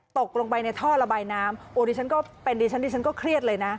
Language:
Thai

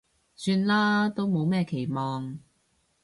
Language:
Cantonese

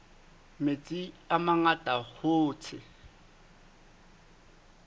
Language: Southern Sotho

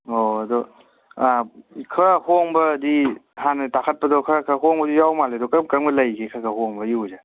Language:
Manipuri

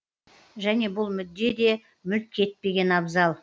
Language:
Kazakh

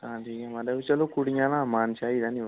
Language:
Dogri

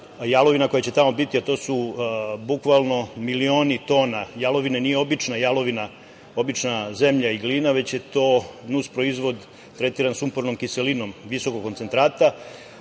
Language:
Serbian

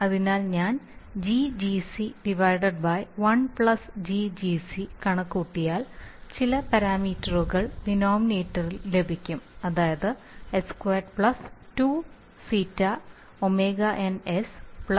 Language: Malayalam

